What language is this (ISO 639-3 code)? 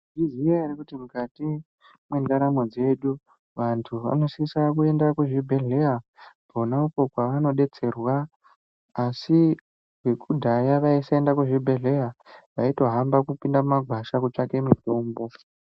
ndc